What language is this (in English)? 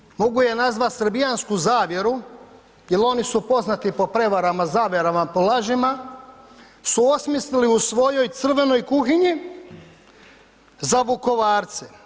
Croatian